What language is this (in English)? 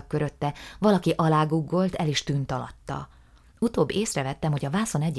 Hungarian